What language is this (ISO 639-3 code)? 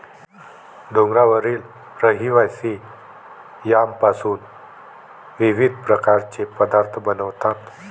mar